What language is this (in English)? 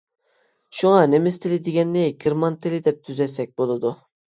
Uyghur